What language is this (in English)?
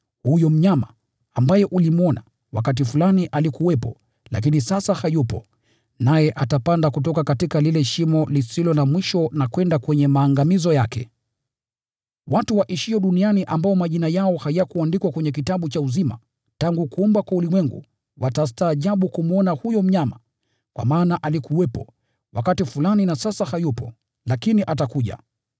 Swahili